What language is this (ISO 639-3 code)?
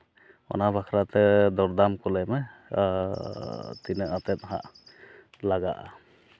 sat